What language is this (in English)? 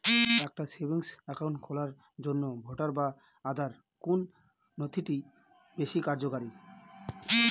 Bangla